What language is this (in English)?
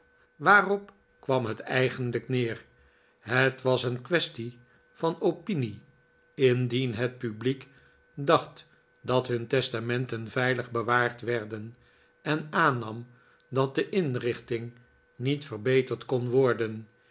Dutch